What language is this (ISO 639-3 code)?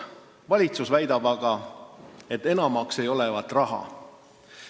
est